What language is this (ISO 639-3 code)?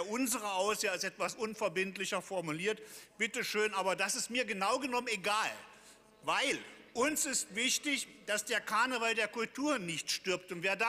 deu